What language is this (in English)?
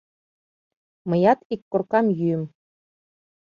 Mari